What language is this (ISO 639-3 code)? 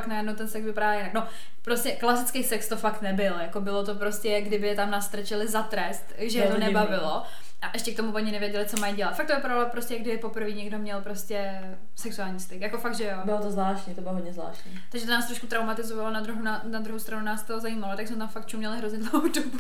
ces